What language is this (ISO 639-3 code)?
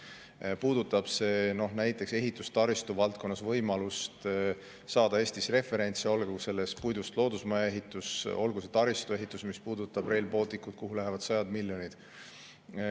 est